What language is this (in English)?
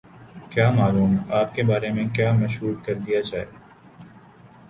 Urdu